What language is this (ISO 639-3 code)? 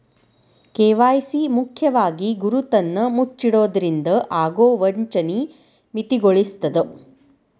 kan